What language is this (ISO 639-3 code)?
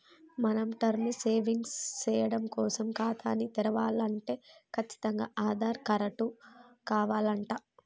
tel